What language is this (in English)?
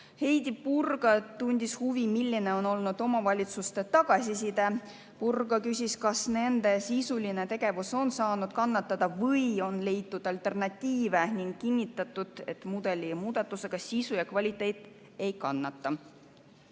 Estonian